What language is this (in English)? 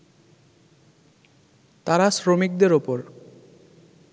Bangla